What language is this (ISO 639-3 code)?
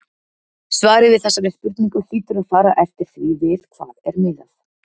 isl